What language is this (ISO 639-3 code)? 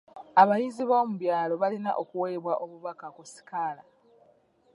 lug